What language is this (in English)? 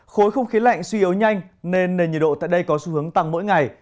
Vietnamese